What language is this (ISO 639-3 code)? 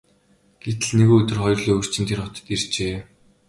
mon